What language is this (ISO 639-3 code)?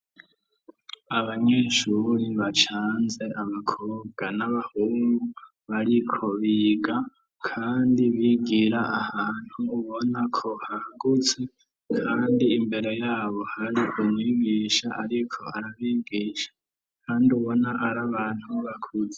run